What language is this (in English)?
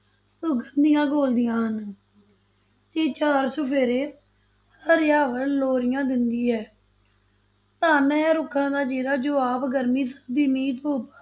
Punjabi